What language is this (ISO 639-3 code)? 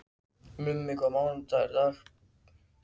isl